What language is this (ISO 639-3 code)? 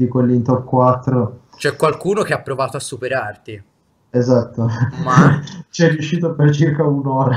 ita